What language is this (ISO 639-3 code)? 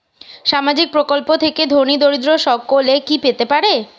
ben